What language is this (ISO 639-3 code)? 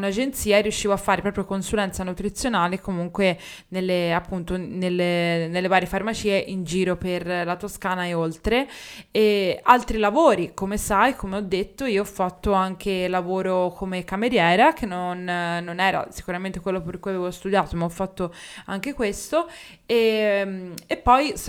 ita